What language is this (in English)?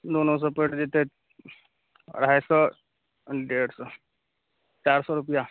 Maithili